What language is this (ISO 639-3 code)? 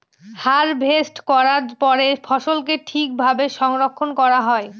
ben